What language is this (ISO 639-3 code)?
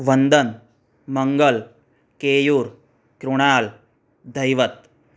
guj